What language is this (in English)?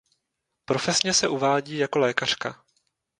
Czech